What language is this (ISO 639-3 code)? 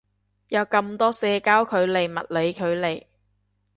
yue